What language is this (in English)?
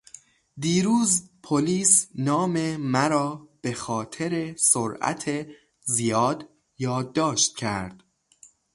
Persian